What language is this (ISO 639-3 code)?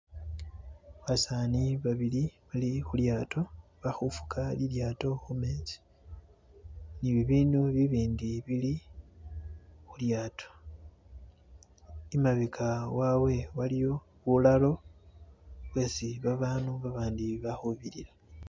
myx